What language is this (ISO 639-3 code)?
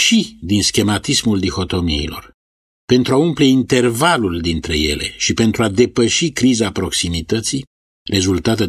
ron